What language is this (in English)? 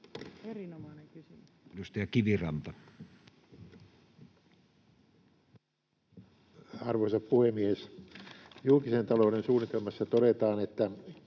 Finnish